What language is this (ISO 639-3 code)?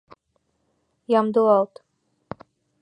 chm